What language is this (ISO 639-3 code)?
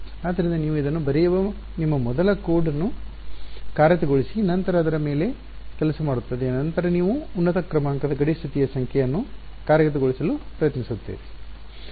kan